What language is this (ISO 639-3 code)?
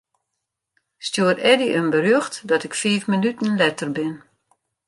fry